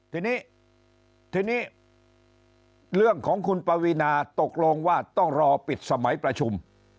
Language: Thai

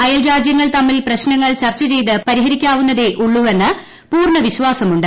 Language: Malayalam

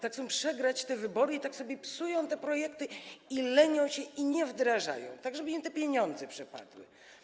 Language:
Polish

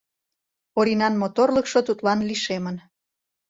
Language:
Mari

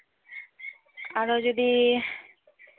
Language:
Santali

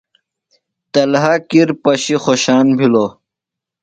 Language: Phalura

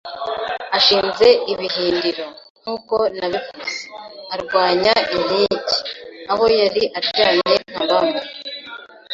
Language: Kinyarwanda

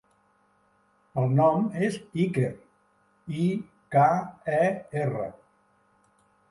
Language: Catalan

